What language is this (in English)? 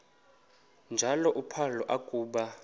Xhosa